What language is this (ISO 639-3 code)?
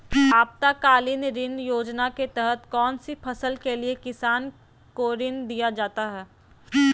mag